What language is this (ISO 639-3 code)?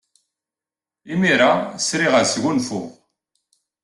kab